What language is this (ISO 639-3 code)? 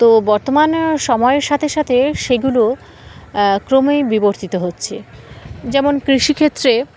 ben